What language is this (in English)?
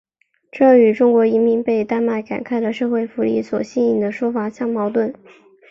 Chinese